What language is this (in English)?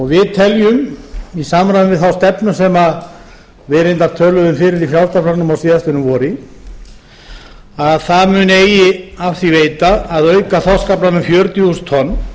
Icelandic